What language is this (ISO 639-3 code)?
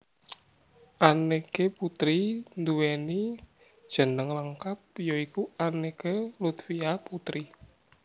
jav